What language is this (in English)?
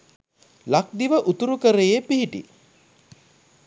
Sinhala